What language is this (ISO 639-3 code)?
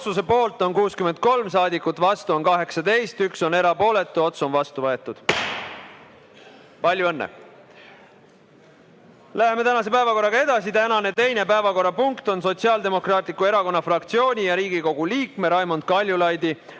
est